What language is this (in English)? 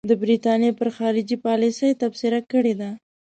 Pashto